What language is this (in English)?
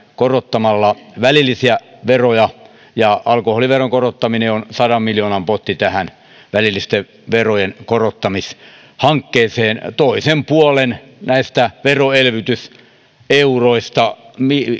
Finnish